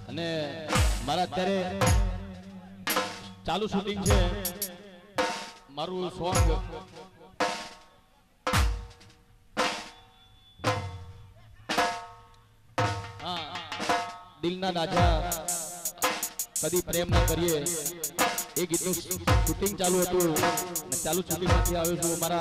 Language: Arabic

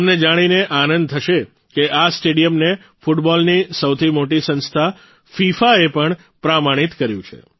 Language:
Gujarati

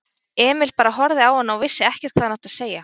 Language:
Icelandic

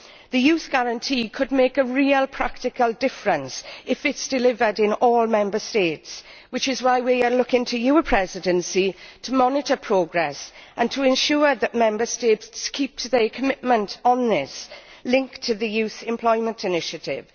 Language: English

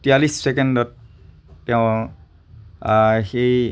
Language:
Assamese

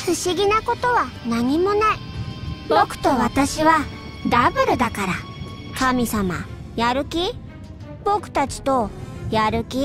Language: Japanese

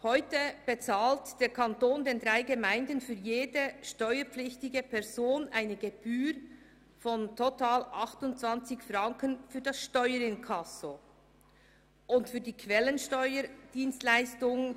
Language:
Swiss German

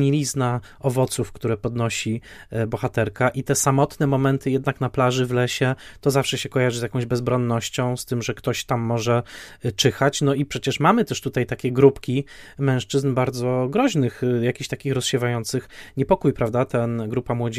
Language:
Polish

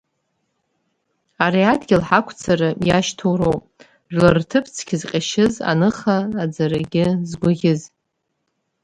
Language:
Abkhazian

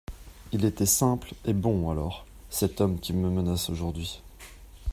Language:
French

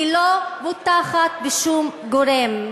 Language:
Hebrew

